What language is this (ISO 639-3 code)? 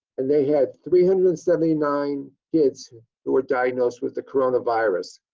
eng